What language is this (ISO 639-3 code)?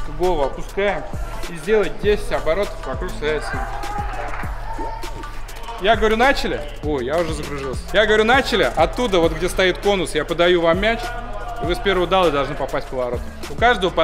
rus